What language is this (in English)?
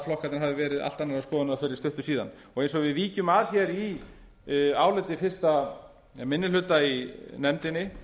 Icelandic